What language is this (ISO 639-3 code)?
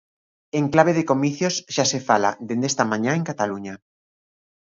glg